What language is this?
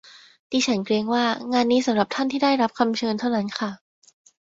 Thai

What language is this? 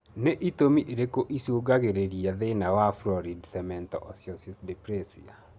Kikuyu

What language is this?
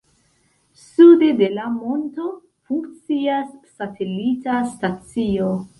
Esperanto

